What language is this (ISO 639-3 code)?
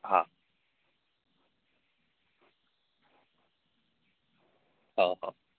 guj